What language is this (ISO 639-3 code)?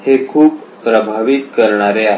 mar